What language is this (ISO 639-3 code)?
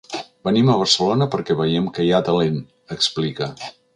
cat